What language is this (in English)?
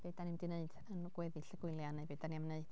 Welsh